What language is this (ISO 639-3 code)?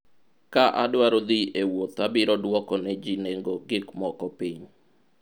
luo